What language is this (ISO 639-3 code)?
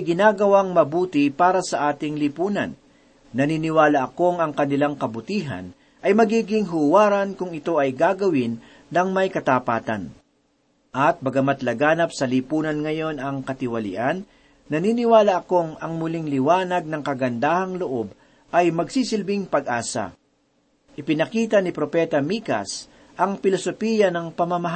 fil